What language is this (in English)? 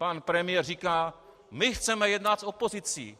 Czech